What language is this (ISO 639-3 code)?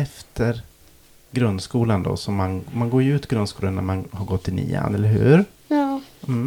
swe